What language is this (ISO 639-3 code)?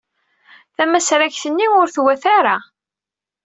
kab